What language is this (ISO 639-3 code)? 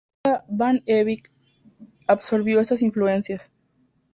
spa